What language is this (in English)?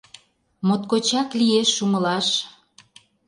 Mari